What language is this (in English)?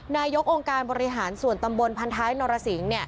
Thai